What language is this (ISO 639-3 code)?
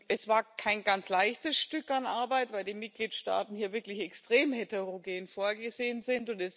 deu